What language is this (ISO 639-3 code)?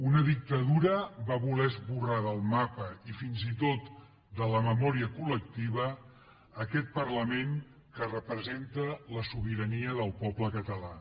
cat